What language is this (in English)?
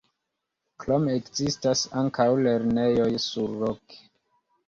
Esperanto